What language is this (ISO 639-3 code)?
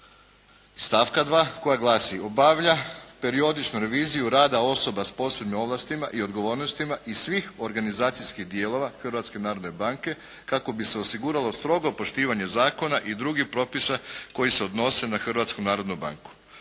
hrv